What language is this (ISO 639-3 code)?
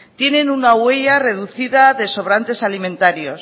spa